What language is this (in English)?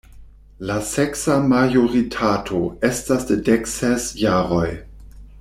Esperanto